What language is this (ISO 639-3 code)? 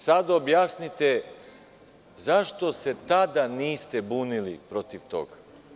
srp